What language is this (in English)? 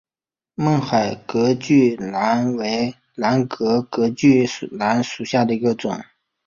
Chinese